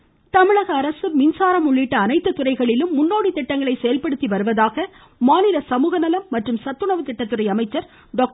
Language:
Tamil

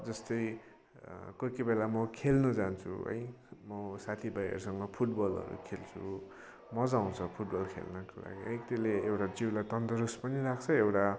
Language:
Nepali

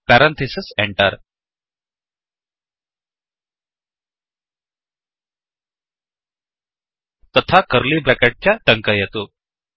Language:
Sanskrit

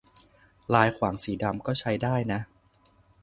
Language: Thai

